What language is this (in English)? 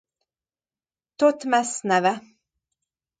Hungarian